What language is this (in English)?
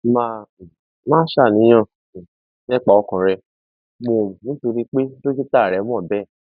Yoruba